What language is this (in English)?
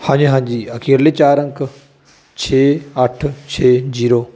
Punjabi